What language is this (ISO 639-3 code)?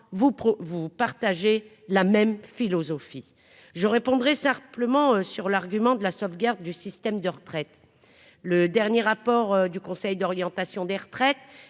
fra